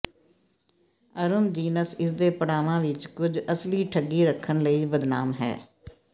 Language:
Punjabi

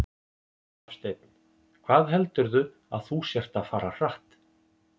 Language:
Icelandic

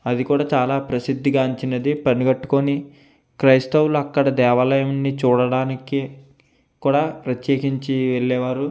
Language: Telugu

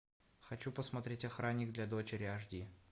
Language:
Russian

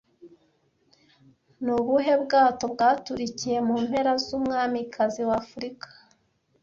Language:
Kinyarwanda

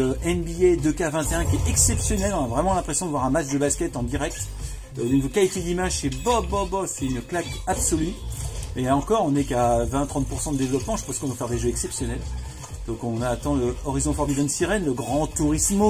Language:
French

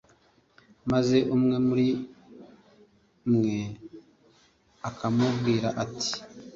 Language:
Kinyarwanda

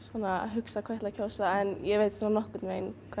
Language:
Icelandic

